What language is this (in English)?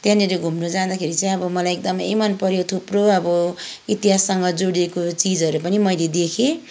Nepali